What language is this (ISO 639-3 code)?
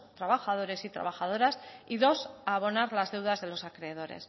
spa